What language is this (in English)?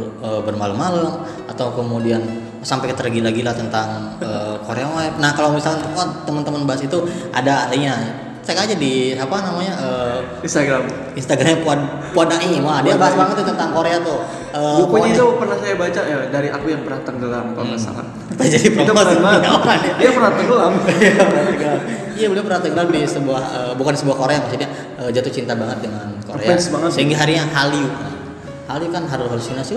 Indonesian